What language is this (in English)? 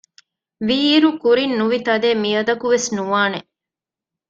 Divehi